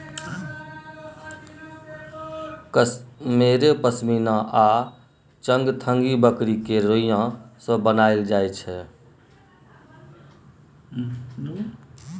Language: Maithili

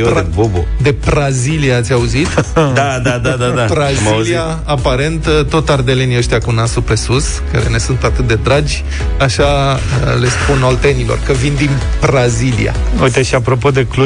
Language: Romanian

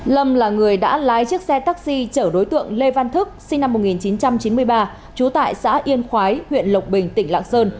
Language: Vietnamese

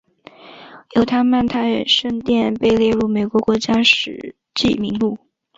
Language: Chinese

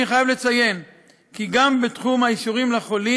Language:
Hebrew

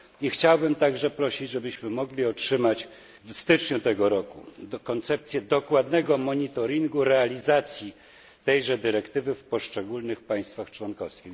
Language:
Polish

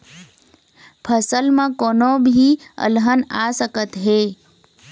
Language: Chhattisgarhi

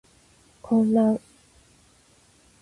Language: Japanese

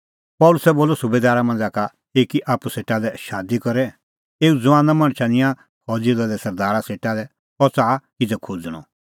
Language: Kullu Pahari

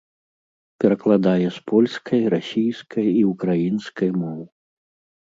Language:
Belarusian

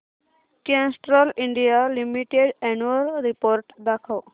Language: Marathi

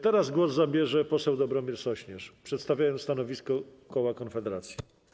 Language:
Polish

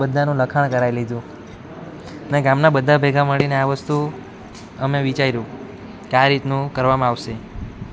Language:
Gujarati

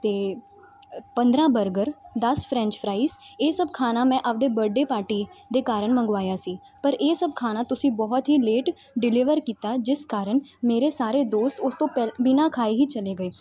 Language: Punjabi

